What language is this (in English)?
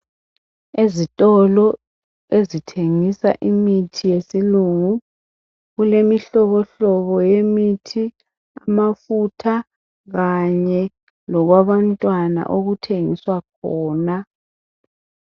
North Ndebele